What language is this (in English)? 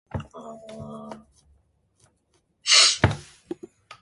Korean